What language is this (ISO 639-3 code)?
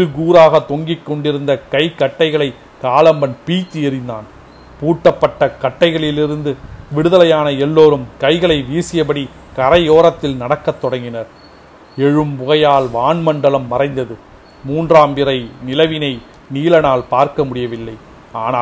tam